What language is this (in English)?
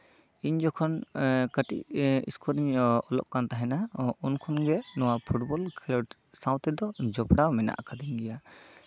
Santali